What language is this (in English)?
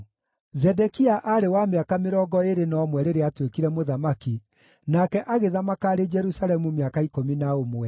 Kikuyu